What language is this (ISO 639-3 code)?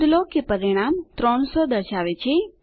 guj